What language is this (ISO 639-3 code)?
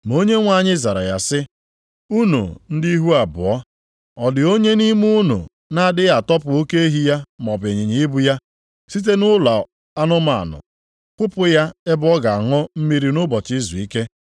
ibo